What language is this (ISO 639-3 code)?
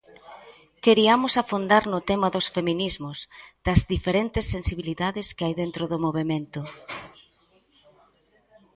glg